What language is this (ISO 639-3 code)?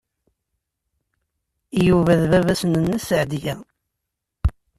kab